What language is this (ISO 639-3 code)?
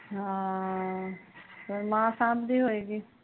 pan